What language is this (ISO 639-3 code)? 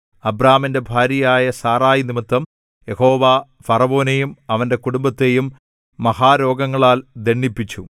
mal